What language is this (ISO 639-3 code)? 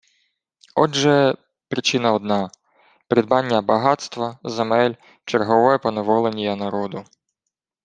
ukr